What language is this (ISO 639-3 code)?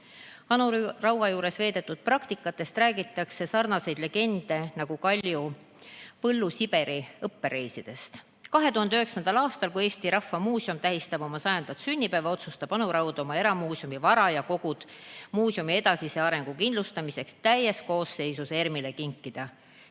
est